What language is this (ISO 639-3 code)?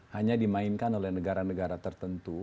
ind